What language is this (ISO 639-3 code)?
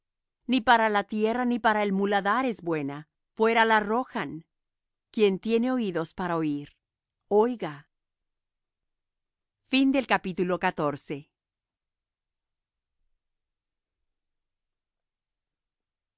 spa